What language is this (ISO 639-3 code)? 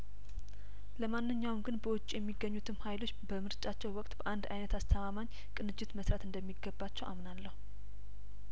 amh